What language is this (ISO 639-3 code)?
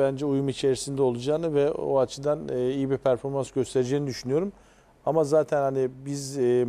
tur